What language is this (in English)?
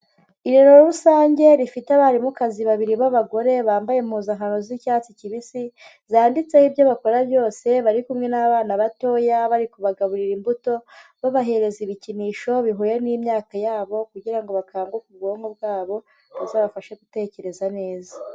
Kinyarwanda